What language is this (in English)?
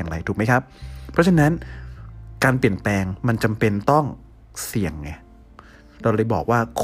Thai